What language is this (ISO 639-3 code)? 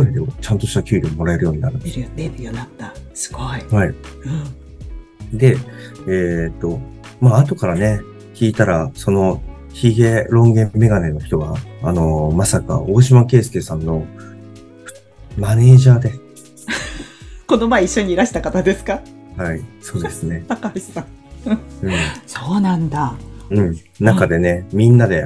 jpn